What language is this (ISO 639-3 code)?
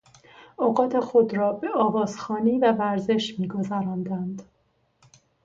fas